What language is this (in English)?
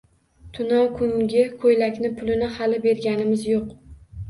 Uzbek